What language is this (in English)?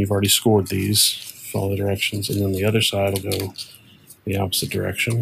English